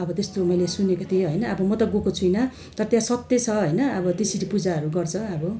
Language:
Nepali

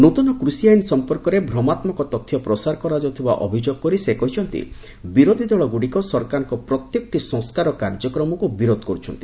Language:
Odia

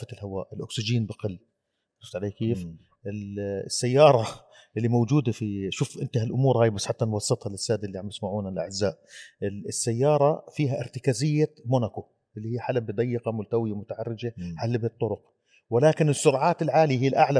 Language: Arabic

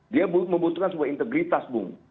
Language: Indonesian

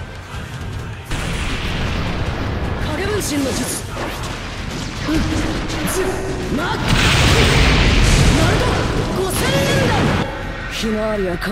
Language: Japanese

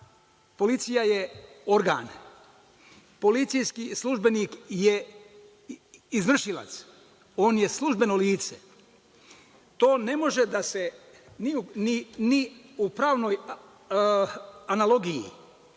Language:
Serbian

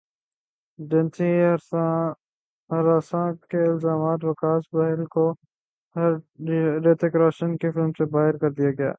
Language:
Urdu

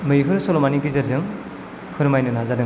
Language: Bodo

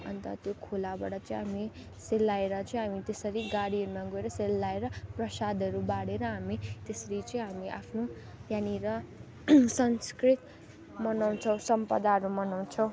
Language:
Nepali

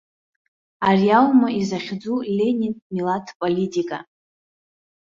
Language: Abkhazian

